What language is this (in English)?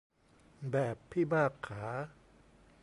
Thai